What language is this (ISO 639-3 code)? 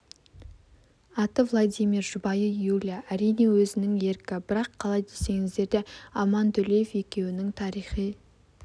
kaz